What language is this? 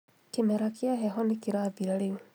Kikuyu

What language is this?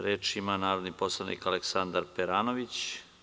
Serbian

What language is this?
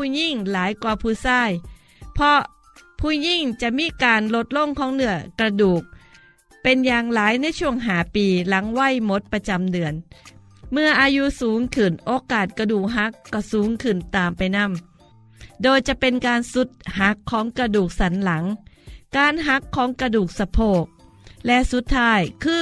Thai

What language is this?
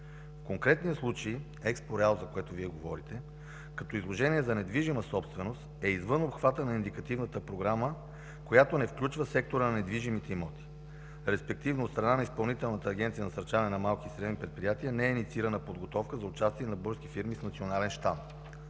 Bulgarian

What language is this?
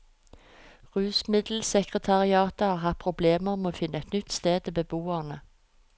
Norwegian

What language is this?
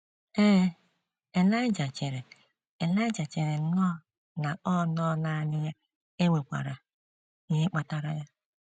Igbo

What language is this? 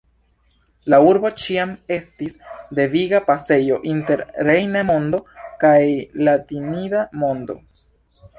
Esperanto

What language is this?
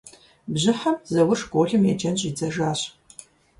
Kabardian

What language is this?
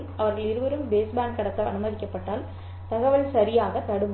Tamil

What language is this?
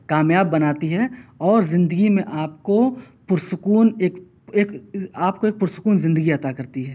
Urdu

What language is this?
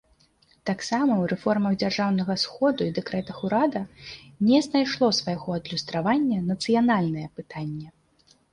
Belarusian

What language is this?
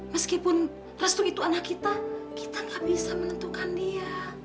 Indonesian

